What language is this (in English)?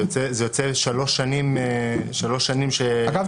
Hebrew